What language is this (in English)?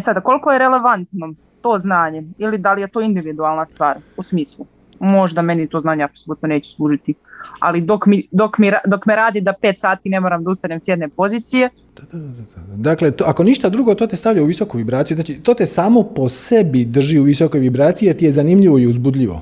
Croatian